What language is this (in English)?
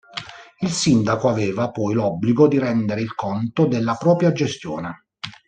Italian